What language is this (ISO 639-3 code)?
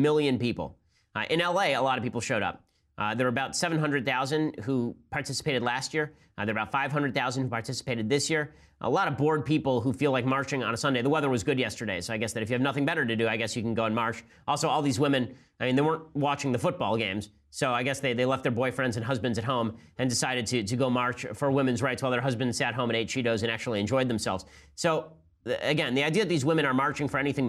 eng